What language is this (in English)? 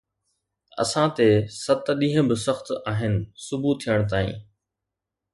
Sindhi